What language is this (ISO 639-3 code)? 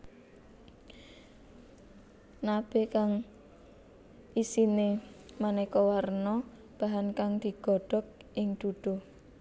jav